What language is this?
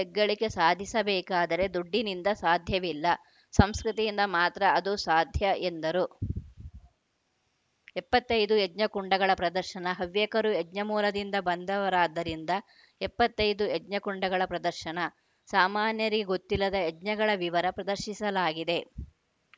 Kannada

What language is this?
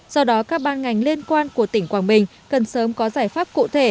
Vietnamese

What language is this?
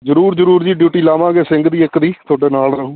Punjabi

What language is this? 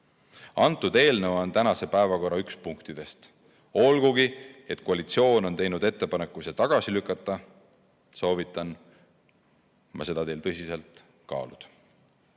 Estonian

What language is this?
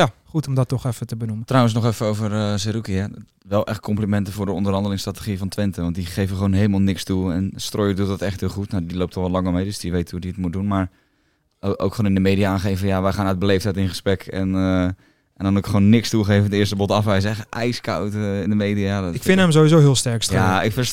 Dutch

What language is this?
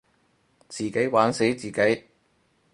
Cantonese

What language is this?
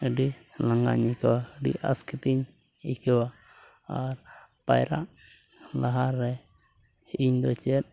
Santali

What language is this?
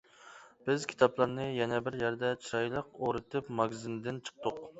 Uyghur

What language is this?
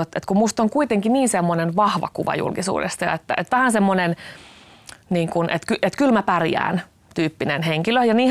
Finnish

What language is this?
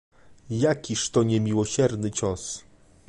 Polish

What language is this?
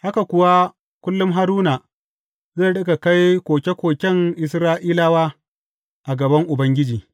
Hausa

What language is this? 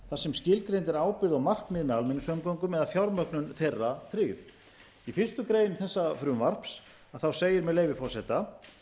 Icelandic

